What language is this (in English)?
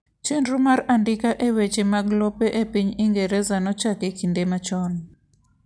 Luo (Kenya and Tanzania)